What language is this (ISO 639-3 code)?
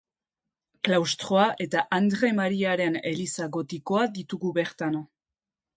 eus